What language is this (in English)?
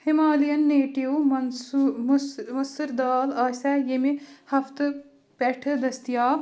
Kashmiri